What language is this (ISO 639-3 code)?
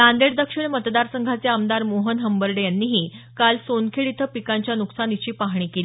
mar